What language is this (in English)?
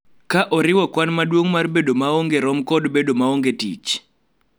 Luo (Kenya and Tanzania)